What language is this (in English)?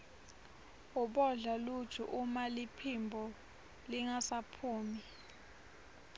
Swati